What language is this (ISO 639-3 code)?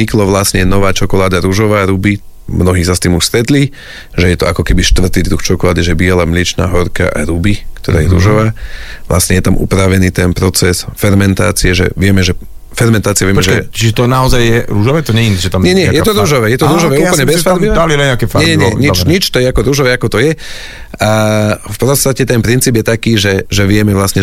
slk